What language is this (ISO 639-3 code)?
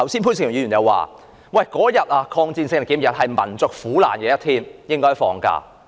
yue